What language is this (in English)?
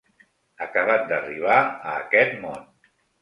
Catalan